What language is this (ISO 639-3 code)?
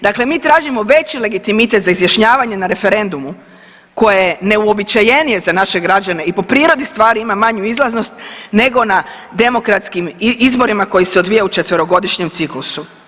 hrv